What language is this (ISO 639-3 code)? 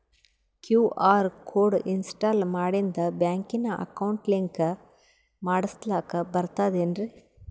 kan